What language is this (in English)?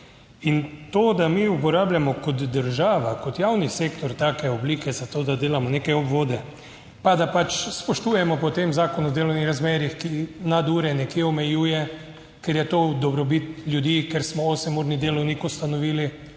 Slovenian